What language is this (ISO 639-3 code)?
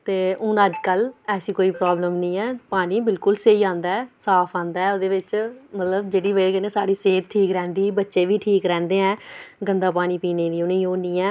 doi